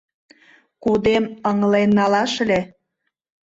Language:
Mari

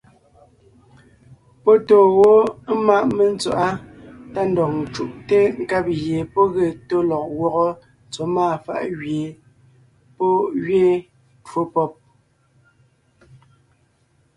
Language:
Ngiemboon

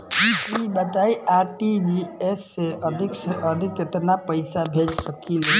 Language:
Bhojpuri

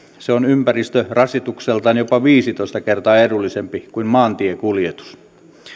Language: Finnish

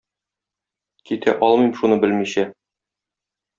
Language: Tatar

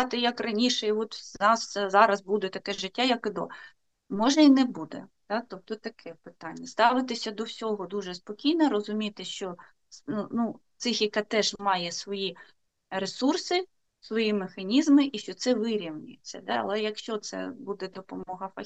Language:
Ukrainian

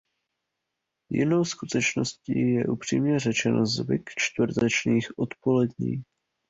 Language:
Czech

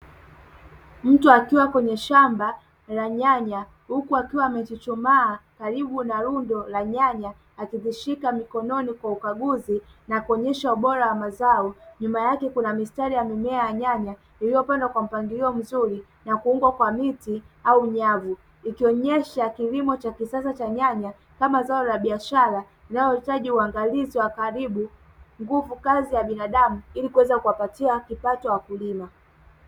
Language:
Swahili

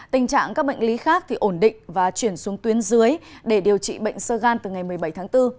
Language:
Vietnamese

